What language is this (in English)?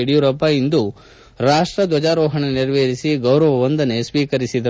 Kannada